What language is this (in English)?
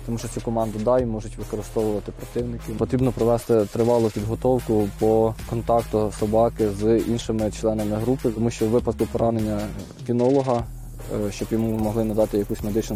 Ukrainian